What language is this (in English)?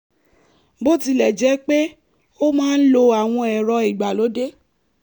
Yoruba